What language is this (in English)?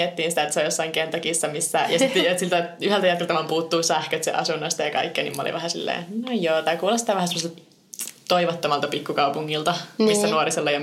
Finnish